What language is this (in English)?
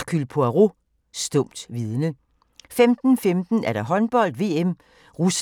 Danish